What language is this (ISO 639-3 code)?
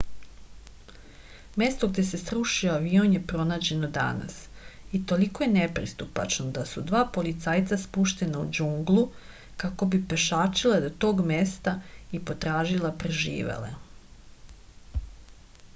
srp